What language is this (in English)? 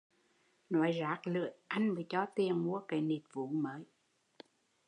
Vietnamese